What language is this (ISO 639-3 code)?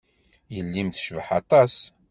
kab